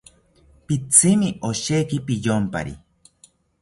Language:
South Ucayali Ashéninka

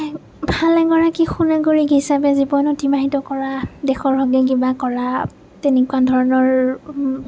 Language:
Assamese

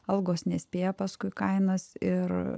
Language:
Lithuanian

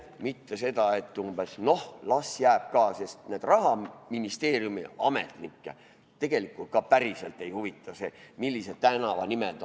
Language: Estonian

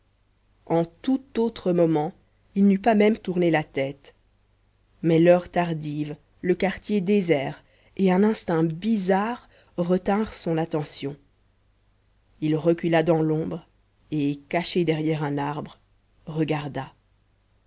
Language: French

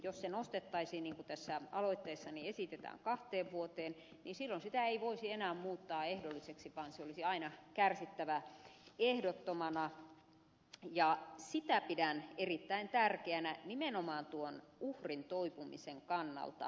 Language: Finnish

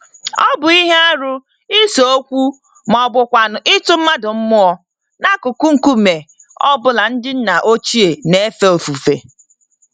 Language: Igbo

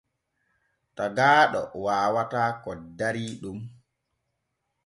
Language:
Borgu Fulfulde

